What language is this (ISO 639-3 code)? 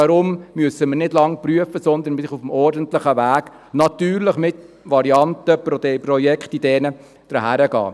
gsw